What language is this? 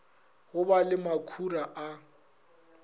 Northern Sotho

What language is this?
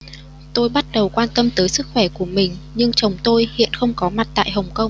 Vietnamese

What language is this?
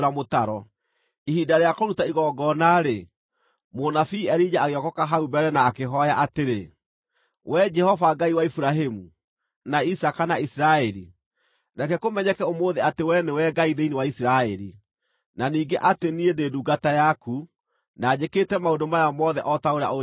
Kikuyu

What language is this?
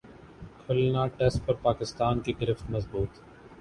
Urdu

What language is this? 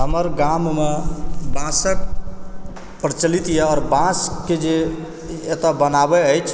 Maithili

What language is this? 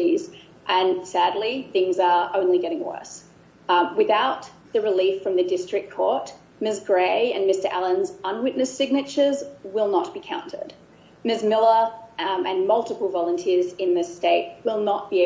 English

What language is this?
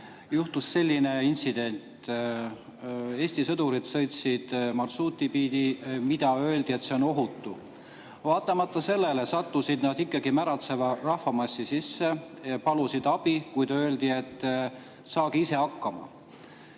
Estonian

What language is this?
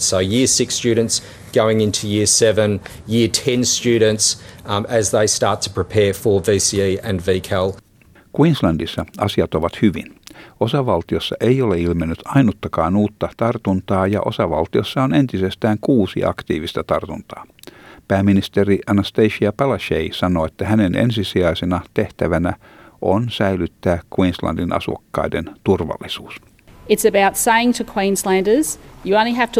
Finnish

